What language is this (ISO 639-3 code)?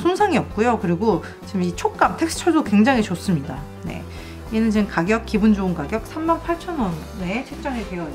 kor